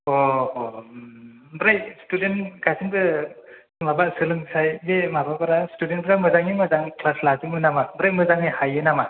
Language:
Bodo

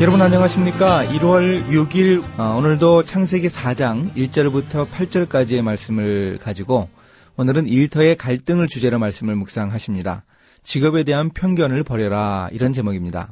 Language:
Korean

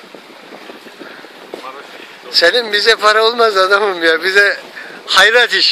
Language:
Turkish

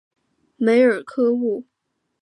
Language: Chinese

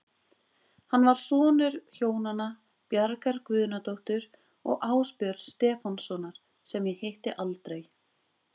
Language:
Icelandic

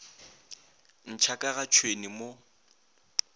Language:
Northern Sotho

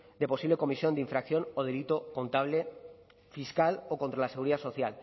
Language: Spanish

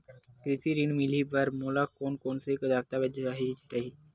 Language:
Chhattisgarhi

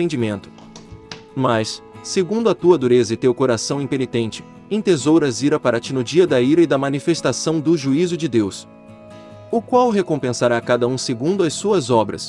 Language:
Portuguese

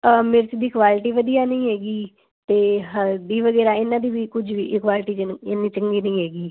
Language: Punjabi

